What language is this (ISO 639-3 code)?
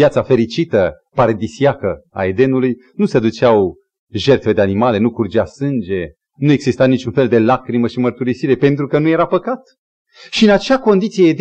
ron